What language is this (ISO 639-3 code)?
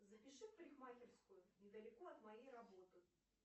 rus